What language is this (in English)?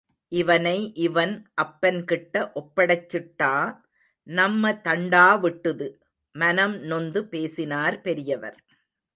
Tamil